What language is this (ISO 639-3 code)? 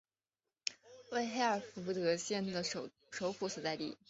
zho